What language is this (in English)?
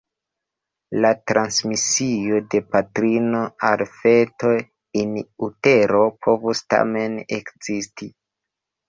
Esperanto